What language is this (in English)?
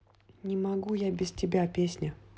Russian